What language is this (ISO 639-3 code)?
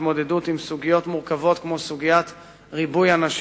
heb